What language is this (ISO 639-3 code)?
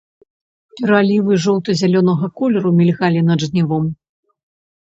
bel